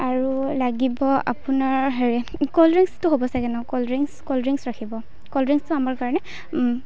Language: Assamese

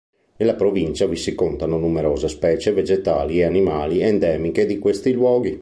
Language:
Italian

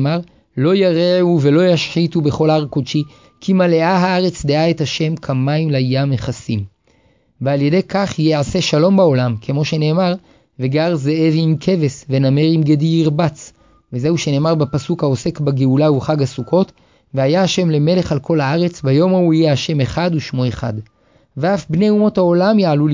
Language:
Hebrew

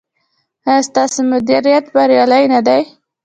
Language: Pashto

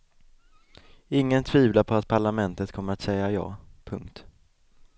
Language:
Swedish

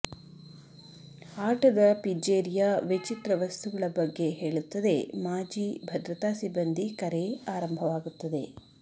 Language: Kannada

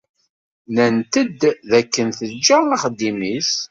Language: Kabyle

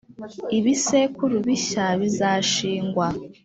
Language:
Kinyarwanda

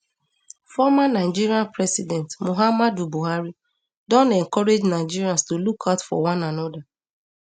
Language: Nigerian Pidgin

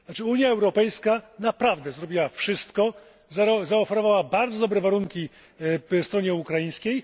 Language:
Polish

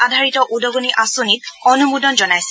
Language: Assamese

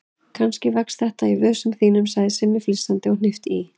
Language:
Icelandic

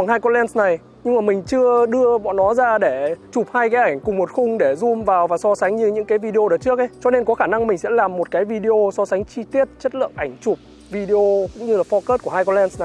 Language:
Vietnamese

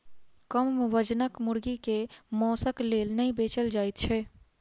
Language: Maithili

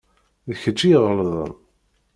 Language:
Kabyle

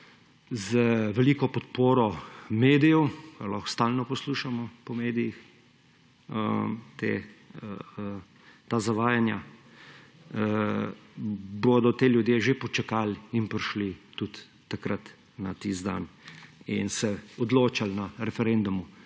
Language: Slovenian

